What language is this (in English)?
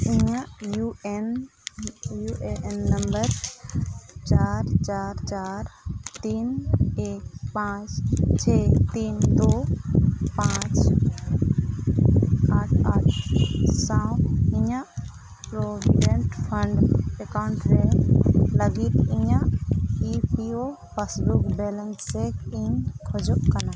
Santali